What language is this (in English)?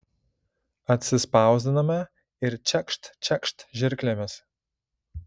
Lithuanian